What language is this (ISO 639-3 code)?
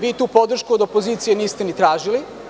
srp